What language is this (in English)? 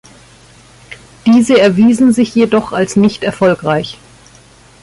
German